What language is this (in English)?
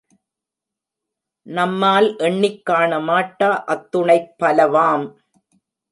Tamil